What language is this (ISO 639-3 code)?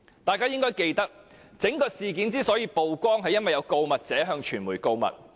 yue